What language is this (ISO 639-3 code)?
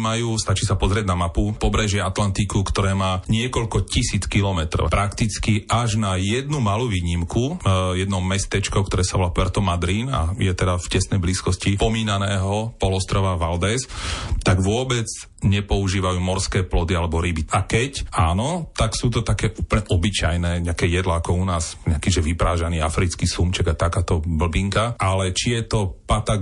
slk